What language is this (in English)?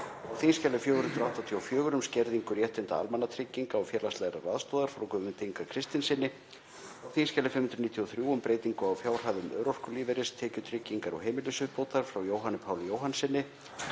Icelandic